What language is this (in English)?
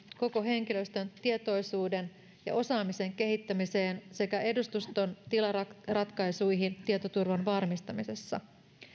Finnish